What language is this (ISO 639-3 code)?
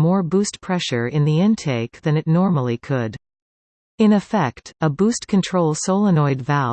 eng